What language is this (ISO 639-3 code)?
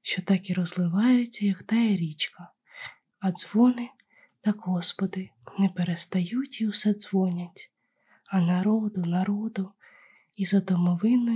ukr